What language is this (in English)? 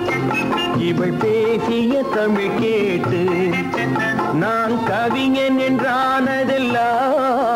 Hindi